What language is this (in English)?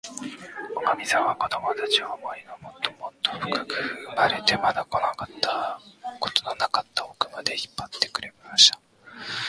Japanese